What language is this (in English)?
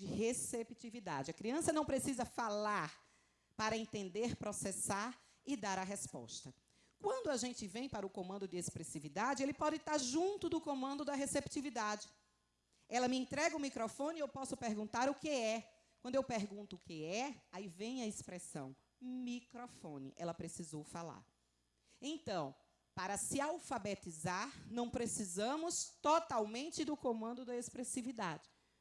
Portuguese